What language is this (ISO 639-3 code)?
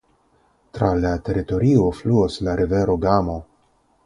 epo